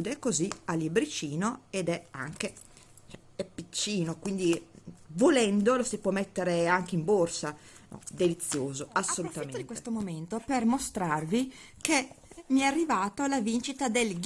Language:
Italian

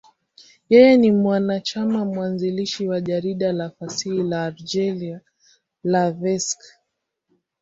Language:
Swahili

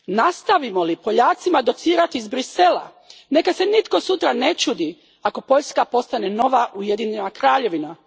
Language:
Croatian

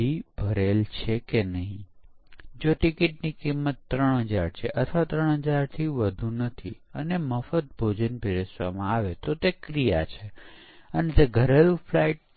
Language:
Gujarati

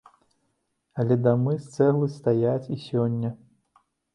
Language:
Belarusian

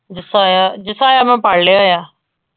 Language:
Punjabi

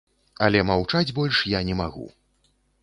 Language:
Belarusian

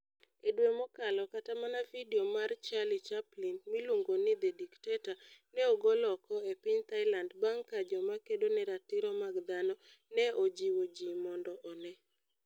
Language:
Luo (Kenya and Tanzania)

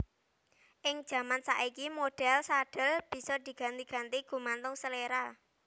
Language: Javanese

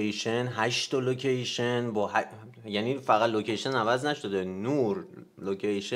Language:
Persian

